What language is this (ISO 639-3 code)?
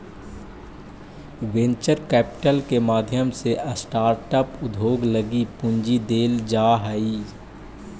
mag